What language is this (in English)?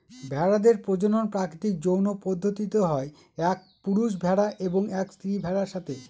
Bangla